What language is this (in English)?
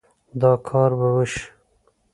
Pashto